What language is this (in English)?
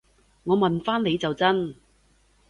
Cantonese